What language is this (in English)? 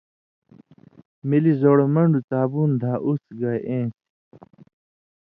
Indus Kohistani